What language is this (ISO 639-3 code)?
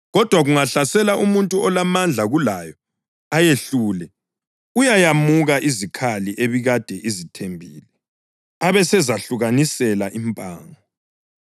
nde